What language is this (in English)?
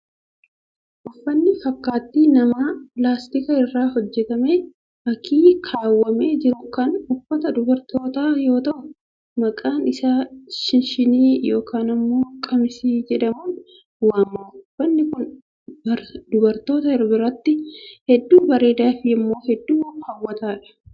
Oromo